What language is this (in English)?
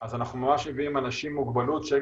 Hebrew